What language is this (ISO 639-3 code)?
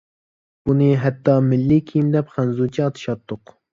uig